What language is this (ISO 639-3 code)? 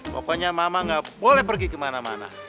ind